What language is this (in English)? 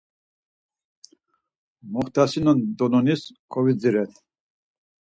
Laz